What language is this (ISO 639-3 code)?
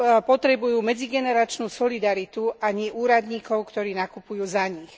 slk